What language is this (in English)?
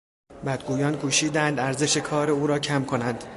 Persian